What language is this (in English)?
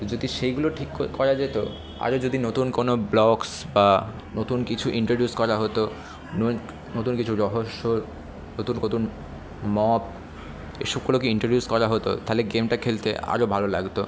Bangla